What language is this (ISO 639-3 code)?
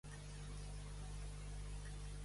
cat